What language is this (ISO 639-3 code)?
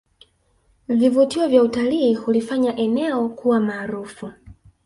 swa